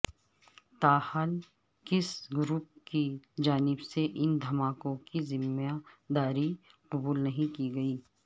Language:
Urdu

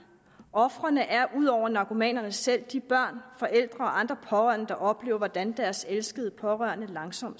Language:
Danish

